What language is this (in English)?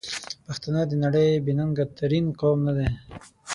Pashto